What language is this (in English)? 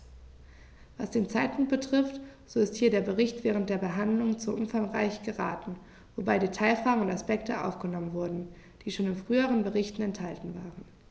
German